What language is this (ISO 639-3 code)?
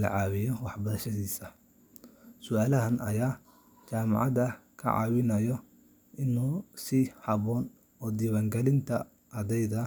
som